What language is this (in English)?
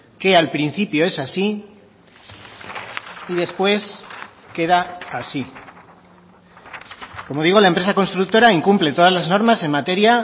Spanish